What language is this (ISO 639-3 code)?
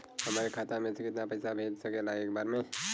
bho